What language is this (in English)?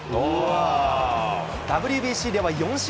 Japanese